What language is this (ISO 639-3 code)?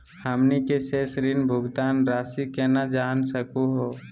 mag